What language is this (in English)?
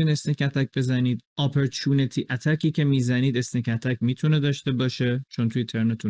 Persian